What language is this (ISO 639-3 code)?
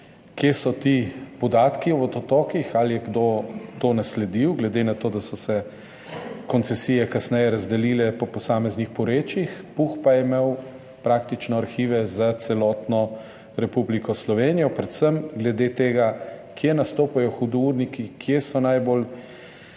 slv